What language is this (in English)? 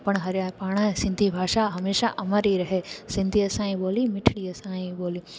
Sindhi